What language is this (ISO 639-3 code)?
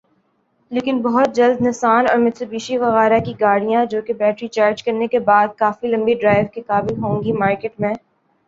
urd